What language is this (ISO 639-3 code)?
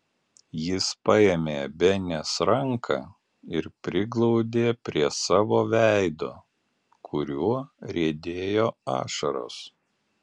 lit